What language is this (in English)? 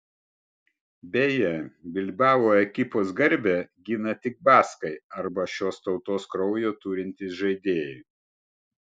Lithuanian